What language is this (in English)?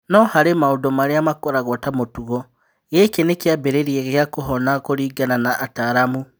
Kikuyu